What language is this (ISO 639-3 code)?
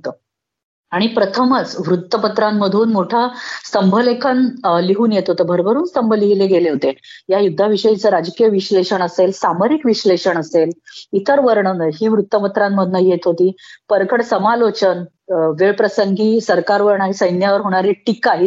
mar